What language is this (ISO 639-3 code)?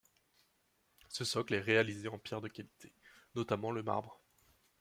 fra